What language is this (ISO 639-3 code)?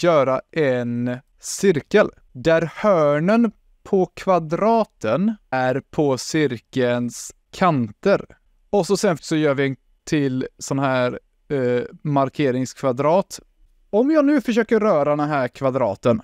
swe